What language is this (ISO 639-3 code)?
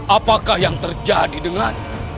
ind